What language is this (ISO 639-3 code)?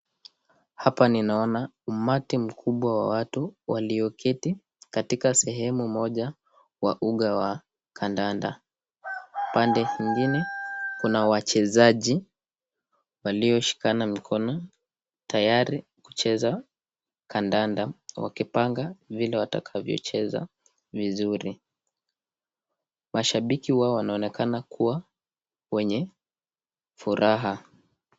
swa